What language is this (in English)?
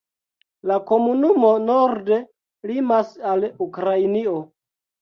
Esperanto